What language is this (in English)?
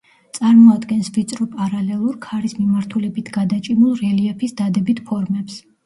Georgian